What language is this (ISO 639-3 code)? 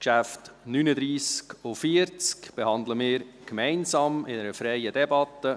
gsw